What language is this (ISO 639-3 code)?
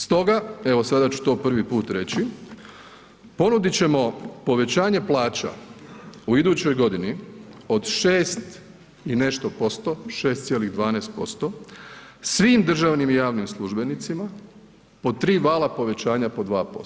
hrv